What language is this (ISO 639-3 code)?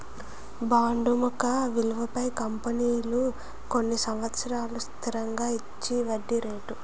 tel